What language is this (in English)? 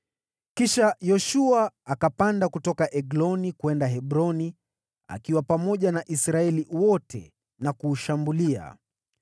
Swahili